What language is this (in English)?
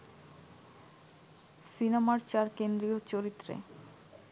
Bangla